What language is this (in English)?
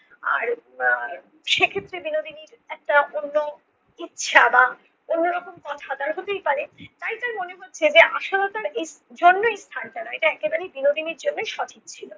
Bangla